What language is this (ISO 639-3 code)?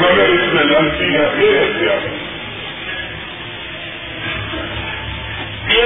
urd